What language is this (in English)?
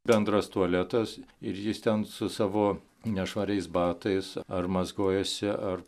Lithuanian